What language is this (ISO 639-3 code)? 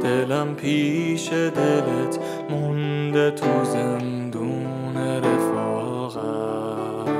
fas